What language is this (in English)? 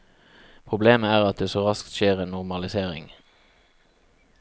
Norwegian